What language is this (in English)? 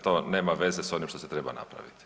Croatian